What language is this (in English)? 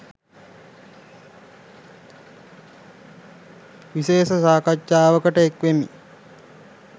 Sinhala